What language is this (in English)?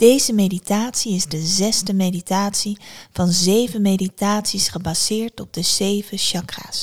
Dutch